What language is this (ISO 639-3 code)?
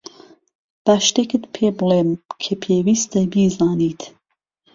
ckb